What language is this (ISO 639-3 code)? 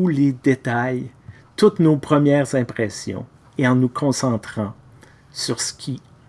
fra